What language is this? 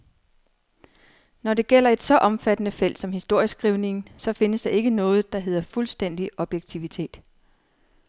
Danish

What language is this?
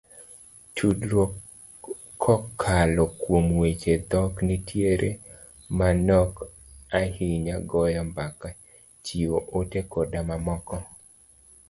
Luo (Kenya and Tanzania)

